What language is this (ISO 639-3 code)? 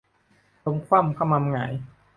tha